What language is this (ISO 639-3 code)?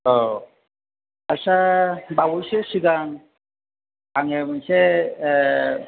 brx